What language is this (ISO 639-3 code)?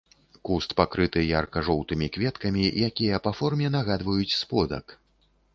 bel